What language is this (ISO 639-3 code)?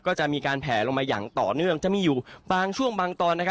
tha